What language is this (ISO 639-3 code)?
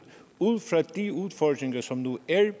dan